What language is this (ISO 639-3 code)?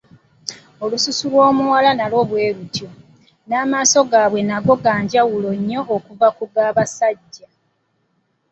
lug